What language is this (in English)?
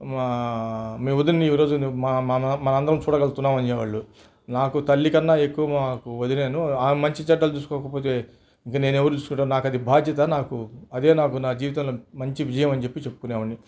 Telugu